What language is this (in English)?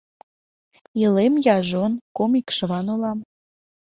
Mari